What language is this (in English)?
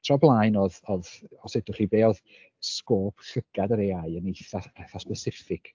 Welsh